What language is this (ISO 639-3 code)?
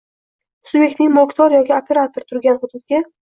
uzb